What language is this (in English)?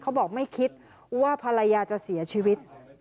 Thai